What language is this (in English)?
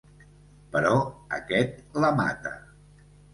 Catalan